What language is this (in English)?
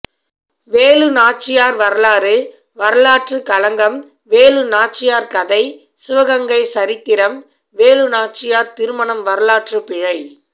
Tamil